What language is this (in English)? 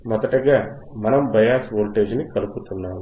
Telugu